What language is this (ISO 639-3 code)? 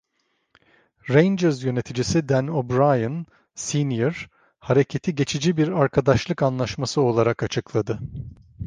tur